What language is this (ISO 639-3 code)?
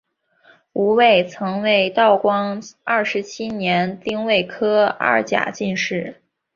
zho